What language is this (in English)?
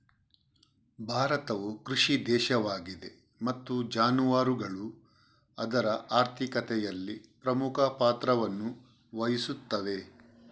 Kannada